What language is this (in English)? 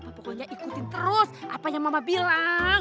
Indonesian